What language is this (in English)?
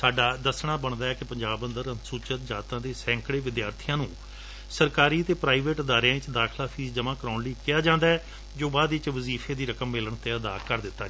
Punjabi